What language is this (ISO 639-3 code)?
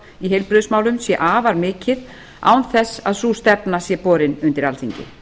isl